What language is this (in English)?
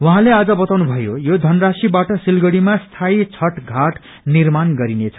Nepali